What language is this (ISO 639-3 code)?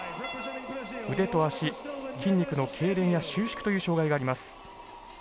jpn